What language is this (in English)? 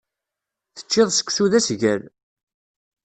Kabyle